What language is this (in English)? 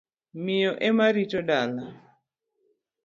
Luo (Kenya and Tanzania)